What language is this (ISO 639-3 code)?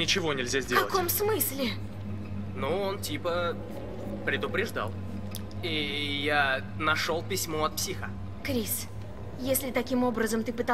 rus